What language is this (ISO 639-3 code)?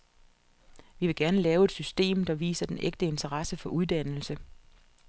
dan